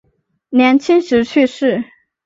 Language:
Chinese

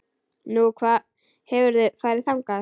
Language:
Icelandic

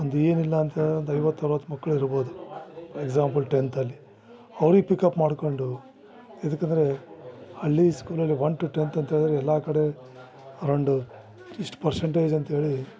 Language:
Kannada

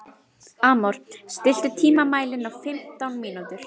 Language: Icelandic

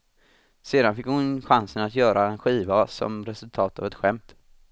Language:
Swedish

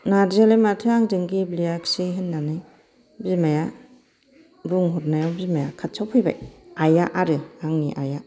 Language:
Bodo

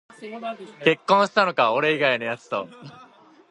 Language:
Japanese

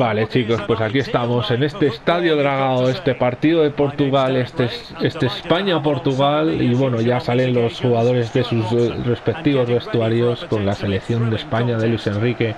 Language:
Spanish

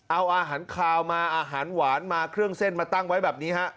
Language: Thai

